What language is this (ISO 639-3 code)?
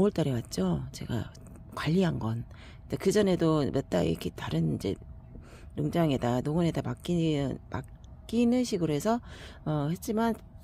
kor